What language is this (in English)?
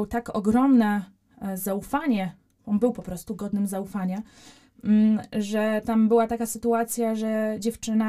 Polish